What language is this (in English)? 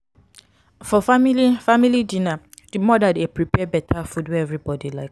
Nigerian Pidgin